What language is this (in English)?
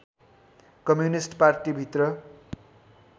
Nepali